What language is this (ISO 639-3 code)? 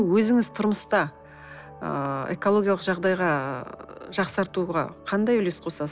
kaz